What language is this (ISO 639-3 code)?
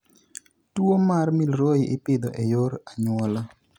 luo